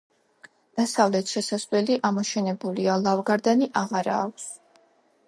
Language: Georgian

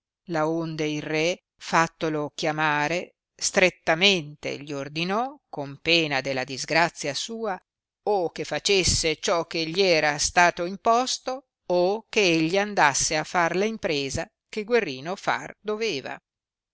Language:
Italian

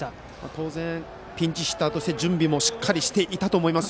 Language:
Japanese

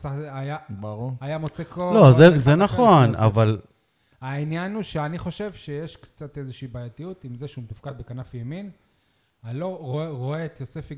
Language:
Hebrew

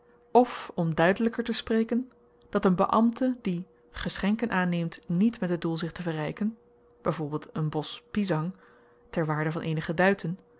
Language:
Dutch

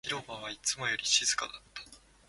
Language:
Japanese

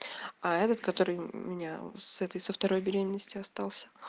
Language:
Russian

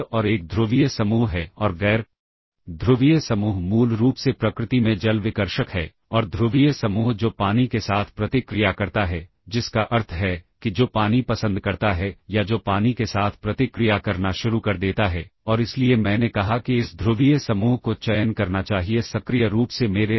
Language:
Hindi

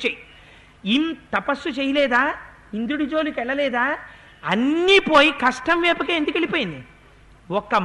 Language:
Telugu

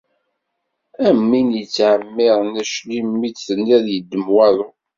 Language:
Kabyle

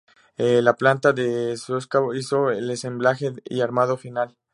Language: Spanish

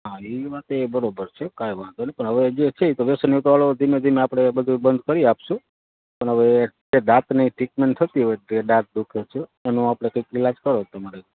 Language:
Gujarati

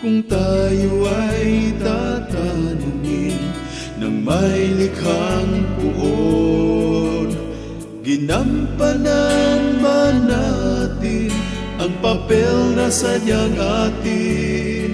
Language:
Vietnamese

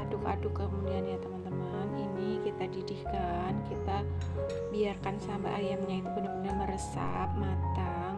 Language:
Indonesian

